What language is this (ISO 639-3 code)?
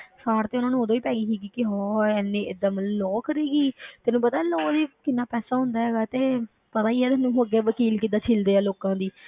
pan